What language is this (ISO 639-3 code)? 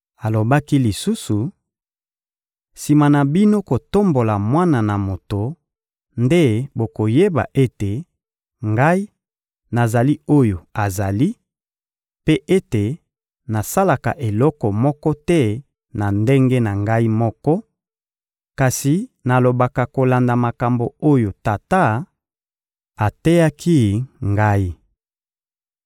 lin